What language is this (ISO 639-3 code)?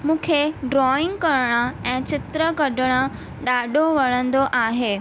snd